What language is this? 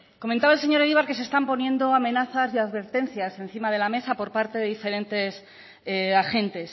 Spanish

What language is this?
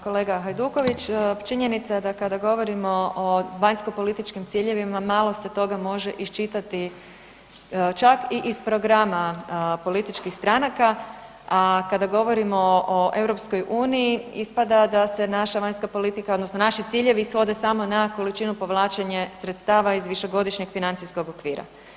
Croatian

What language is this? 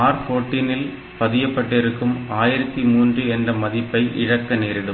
Tamil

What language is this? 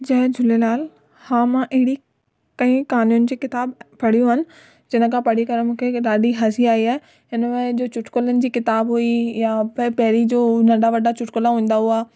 Sindhi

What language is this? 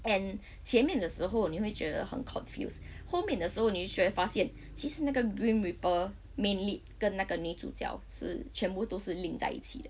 English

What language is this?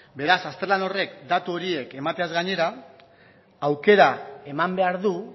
Basque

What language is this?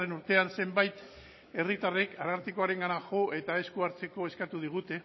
Basque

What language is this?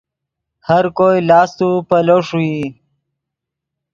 Yidgha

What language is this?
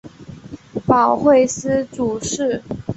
Chinese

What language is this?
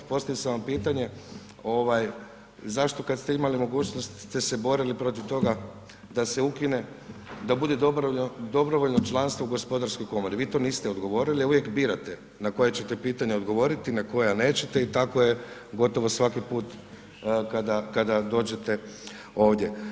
Croatian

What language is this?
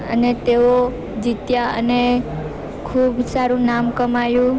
Gujarati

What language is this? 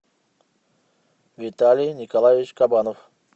Russian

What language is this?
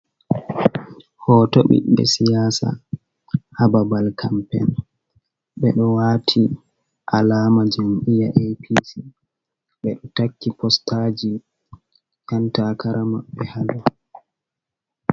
Fula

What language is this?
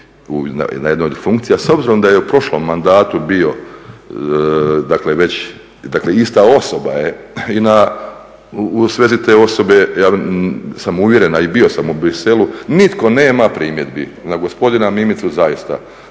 Croatian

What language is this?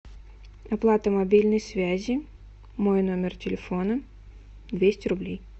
Russian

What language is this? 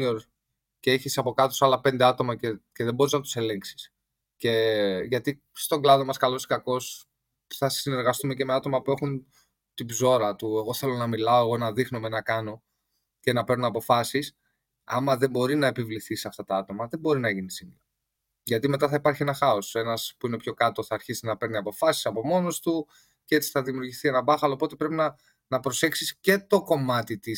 Greek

